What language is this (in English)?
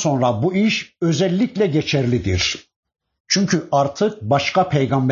Turkish